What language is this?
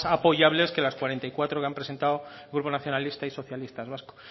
Spanish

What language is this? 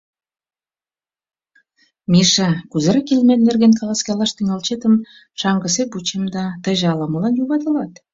Mari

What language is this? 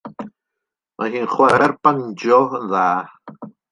Welsh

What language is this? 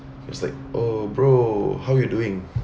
English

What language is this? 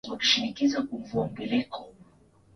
Swahili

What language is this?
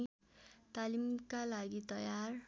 Nepali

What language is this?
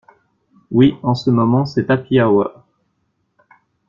French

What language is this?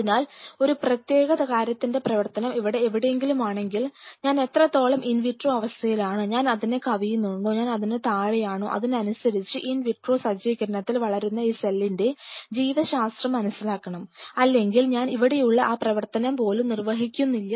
Malayalam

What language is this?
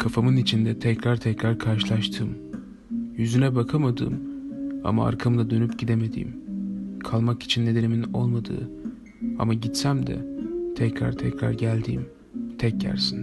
Turkish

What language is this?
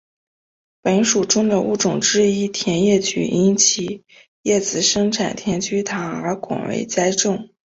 Chinese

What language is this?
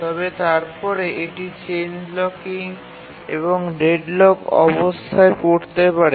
Bangla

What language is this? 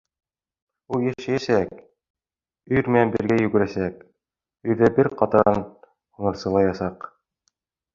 Bashkir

